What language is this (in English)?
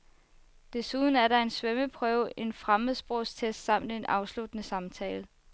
Danish